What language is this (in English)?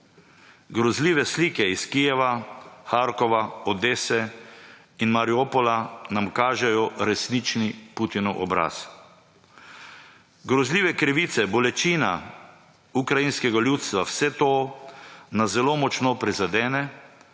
Slovenian